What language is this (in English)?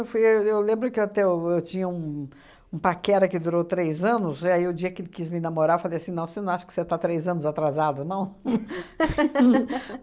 Portuguese